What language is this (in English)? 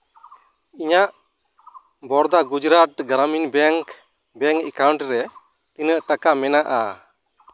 Santali